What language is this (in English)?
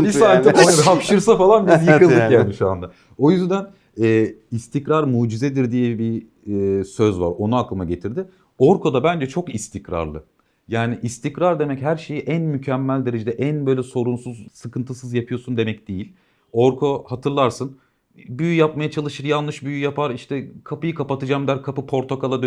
Turkish